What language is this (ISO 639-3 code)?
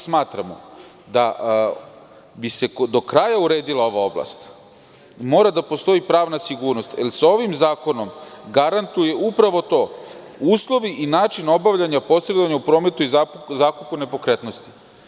srp